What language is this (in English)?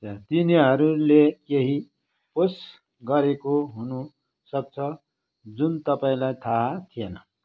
Nepali